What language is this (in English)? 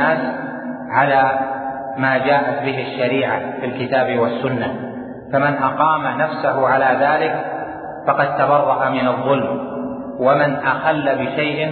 Arabic